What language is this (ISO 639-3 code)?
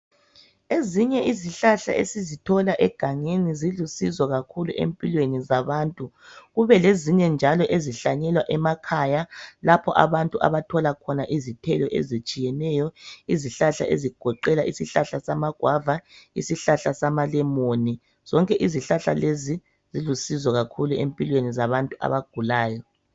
nde